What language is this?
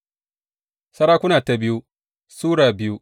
Hausa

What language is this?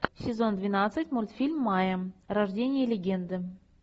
Russian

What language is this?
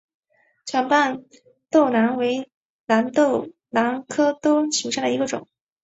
Chinese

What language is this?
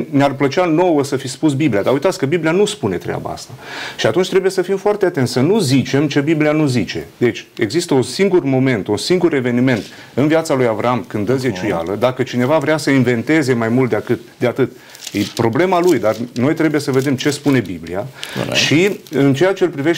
Romanian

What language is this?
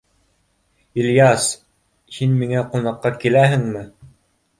Bashkir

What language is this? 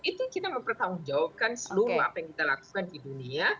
Indonesian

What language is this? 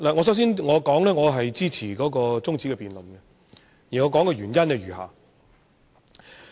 Cantonese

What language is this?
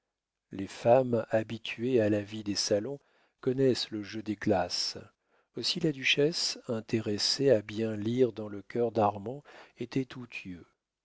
French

